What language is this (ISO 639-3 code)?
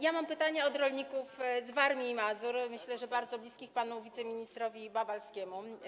pol